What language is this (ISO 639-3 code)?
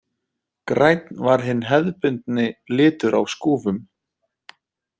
isl